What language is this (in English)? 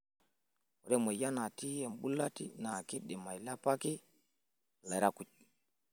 Masai